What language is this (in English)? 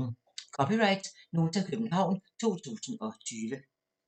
Danish